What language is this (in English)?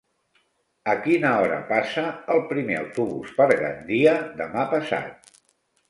Catalan